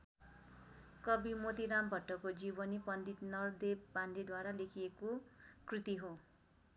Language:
Nepali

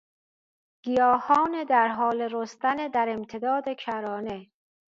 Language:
Persian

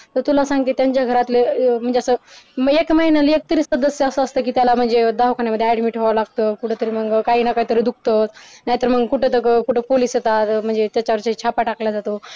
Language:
Marathi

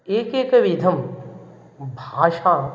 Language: Sanskrit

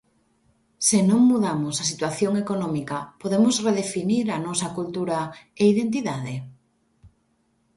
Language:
Galician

